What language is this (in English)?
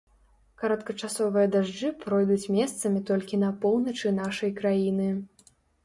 Belarusian